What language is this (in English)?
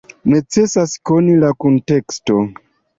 Esperanto